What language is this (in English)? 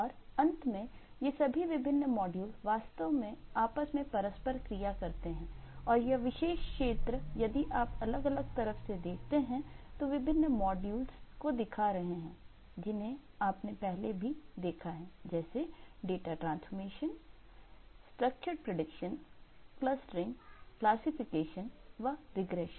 Hindi